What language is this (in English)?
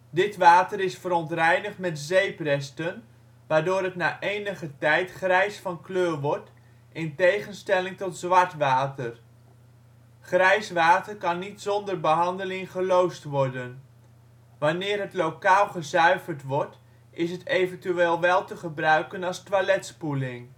Dutch